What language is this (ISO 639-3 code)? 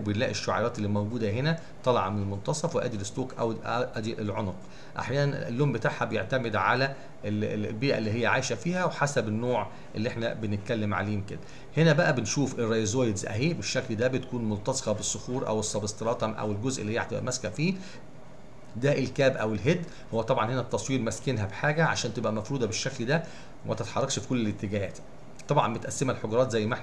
ara